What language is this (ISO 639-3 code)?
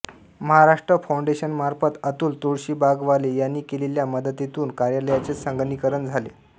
mar